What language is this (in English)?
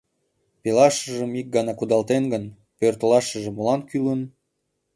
Mari